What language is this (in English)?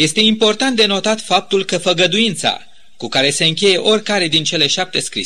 Romanian